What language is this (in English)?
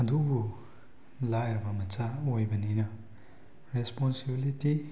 Manipuri